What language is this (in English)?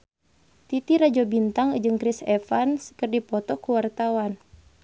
Sundanese